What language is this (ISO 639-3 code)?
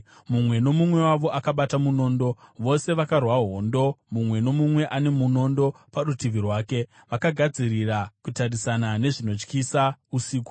sna